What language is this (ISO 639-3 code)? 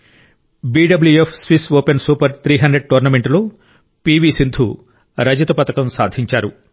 tel